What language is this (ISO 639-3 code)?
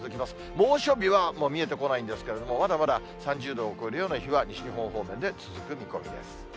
jpn